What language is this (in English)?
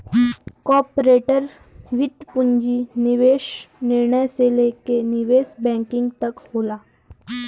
Bhojpuri